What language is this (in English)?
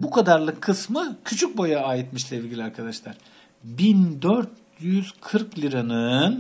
Turkish